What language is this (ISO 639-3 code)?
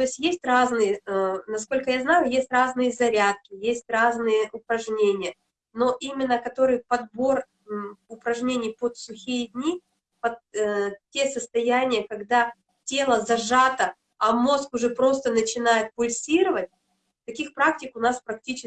rus